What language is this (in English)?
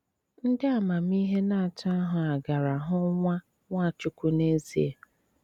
Igbo